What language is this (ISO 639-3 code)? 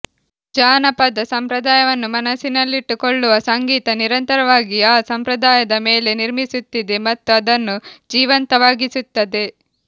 kan